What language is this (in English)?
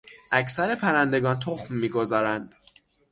Persian